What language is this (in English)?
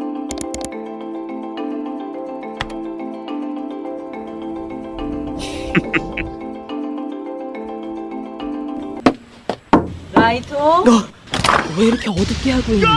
Korean